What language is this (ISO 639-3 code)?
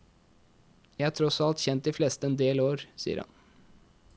nor